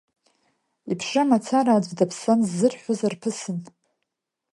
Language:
Abkhazian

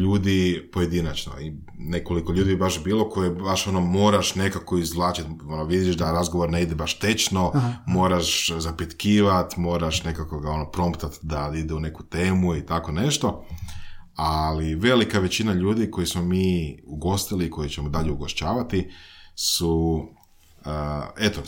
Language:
Croatian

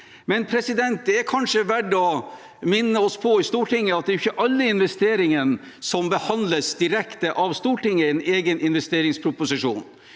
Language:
Norwegian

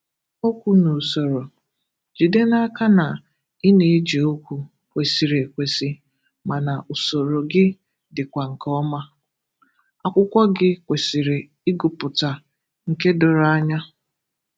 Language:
Igbo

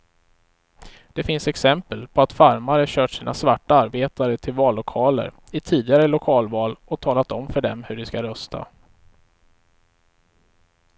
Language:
Swedish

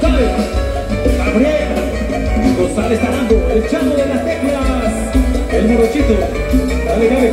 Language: Spanish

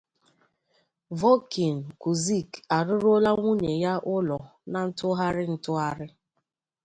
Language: Igbo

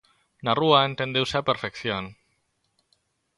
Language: Galician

